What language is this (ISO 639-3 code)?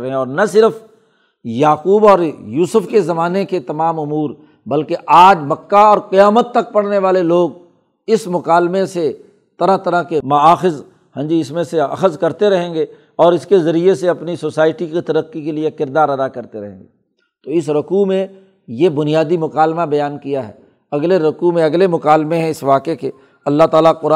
urd